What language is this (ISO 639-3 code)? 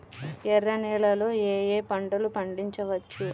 tel